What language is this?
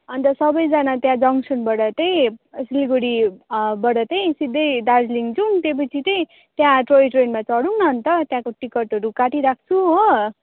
Nepali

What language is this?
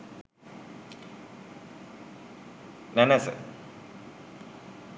Sinhala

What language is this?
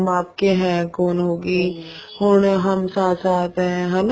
Punjabi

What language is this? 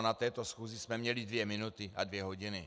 Czech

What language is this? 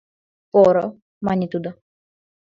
Mari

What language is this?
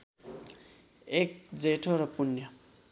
Nepali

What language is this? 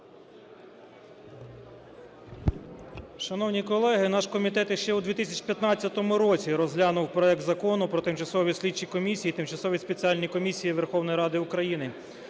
Ukrainian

